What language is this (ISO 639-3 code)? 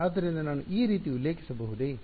kan